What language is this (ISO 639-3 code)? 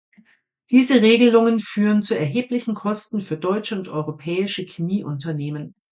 deu